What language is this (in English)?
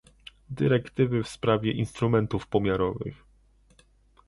Polish